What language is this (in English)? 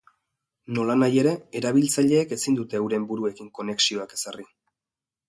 Basque